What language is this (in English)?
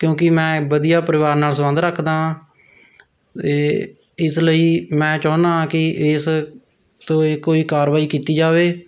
Punjabi